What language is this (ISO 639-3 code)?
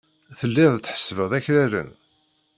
kab